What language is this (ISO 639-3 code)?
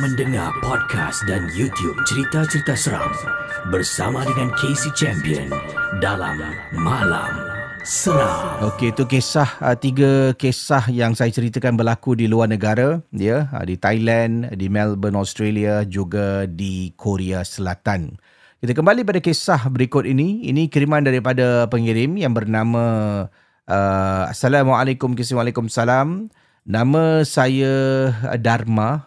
msa